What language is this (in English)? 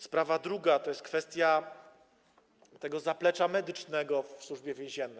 Polish